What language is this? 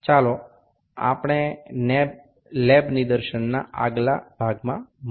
Bangla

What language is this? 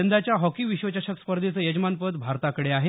Marathi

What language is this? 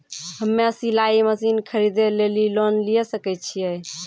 Maithili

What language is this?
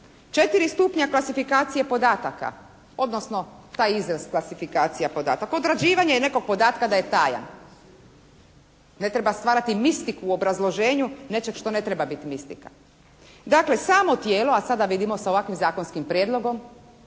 Croatian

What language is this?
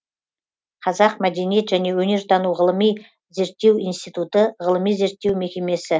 Kazakh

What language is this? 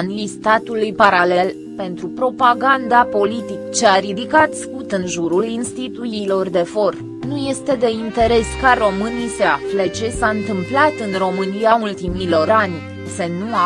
Romanian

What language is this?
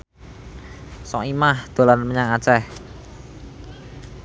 Javanese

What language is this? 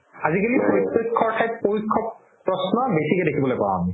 Assamese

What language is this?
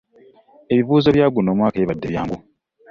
Ganda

